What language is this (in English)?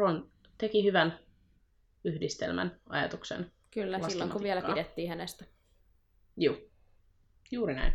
Finnish